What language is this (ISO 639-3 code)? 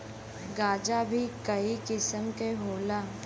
bho